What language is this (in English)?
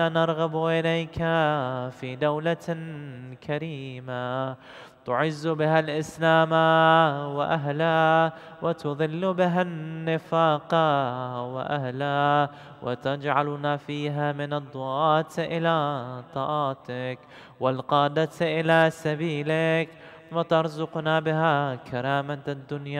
Arabic